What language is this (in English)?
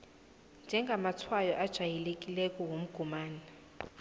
South Ndebele